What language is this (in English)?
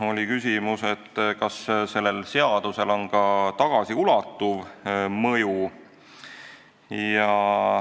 Estonian